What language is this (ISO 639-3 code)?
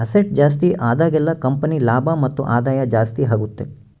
kan